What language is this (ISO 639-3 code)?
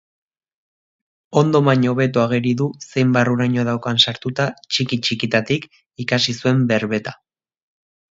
eus